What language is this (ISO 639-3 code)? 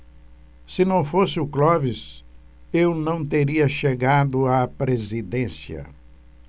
por